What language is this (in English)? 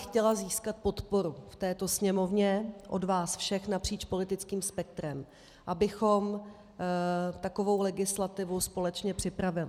Czech